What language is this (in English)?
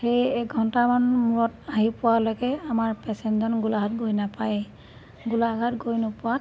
Assamese